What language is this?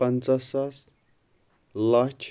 Kashmiri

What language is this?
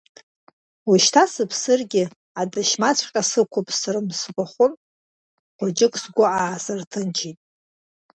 Abkhazian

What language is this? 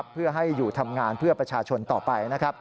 Thai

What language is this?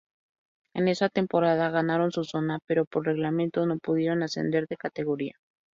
Spanish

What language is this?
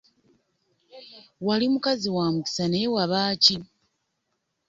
Ganda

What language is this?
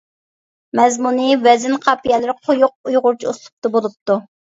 Uyghur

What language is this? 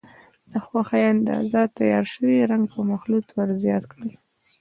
Pashto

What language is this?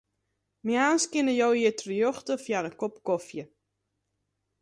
Western Frisian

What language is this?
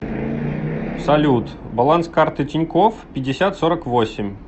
Russian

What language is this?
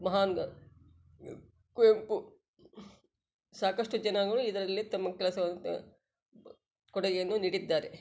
Kannada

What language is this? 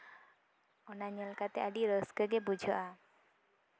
Santali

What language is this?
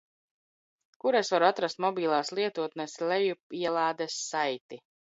Latvian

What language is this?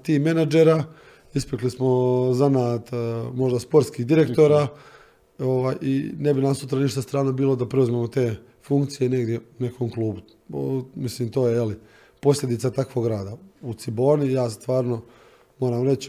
Croatian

